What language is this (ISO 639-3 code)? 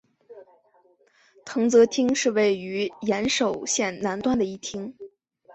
zho